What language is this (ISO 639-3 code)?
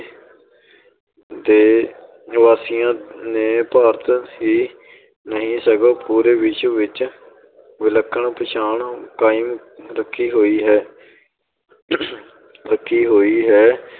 pan